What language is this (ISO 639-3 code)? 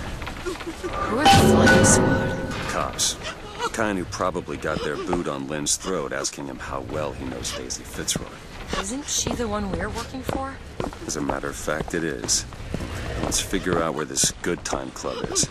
eng